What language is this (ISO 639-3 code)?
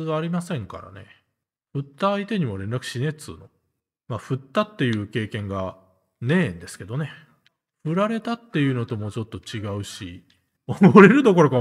jpn